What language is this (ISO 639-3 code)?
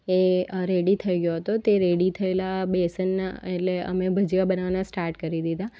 guj